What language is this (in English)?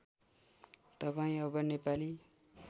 Nepali